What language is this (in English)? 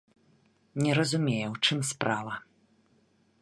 Belarusian